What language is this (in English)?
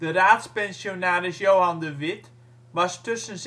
Dutch